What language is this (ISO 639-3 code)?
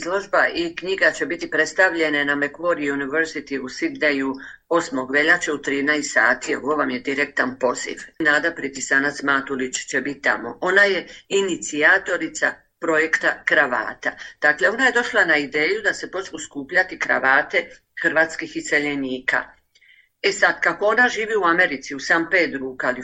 hrv